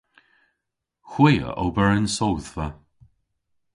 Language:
Cornish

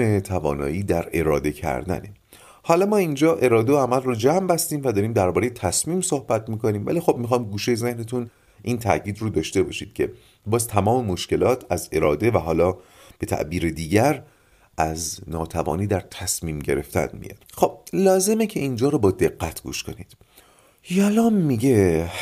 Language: Persian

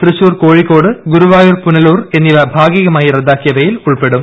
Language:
Malayalam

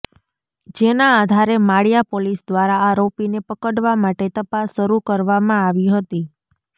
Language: Gujarati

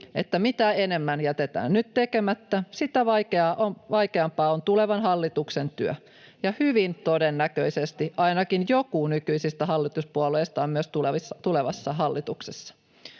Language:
Finnish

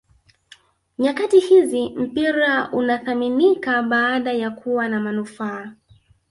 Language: Swahili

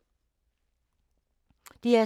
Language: Danish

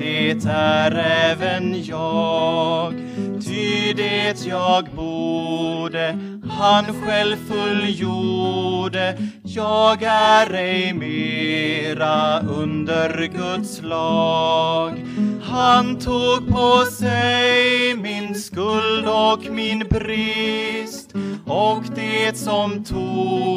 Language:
Swedish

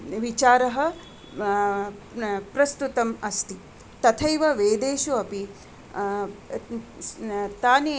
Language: Sanskrit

